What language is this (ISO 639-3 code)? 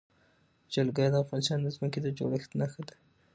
pus